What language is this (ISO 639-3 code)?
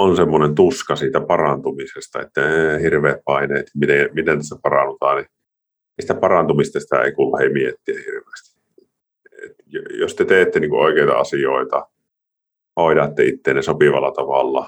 fin